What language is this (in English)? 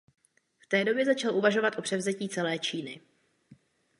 Czech